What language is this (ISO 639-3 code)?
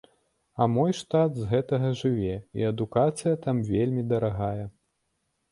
bel